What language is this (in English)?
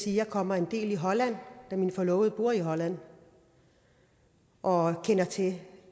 Danish